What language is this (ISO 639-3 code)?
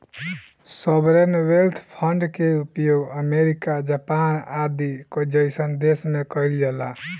bho